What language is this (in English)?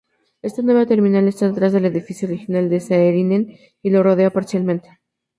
Spanish